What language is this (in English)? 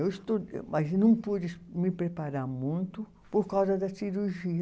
Portuguese